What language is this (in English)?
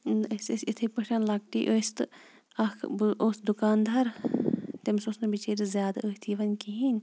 Kashmiri